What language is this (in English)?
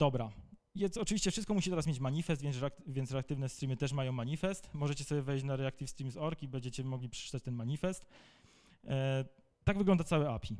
Polish